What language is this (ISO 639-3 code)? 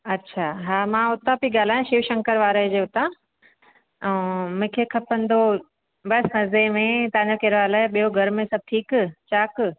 snd